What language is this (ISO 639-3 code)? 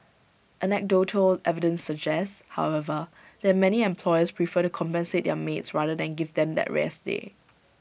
eng